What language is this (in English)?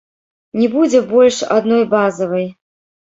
Belarusian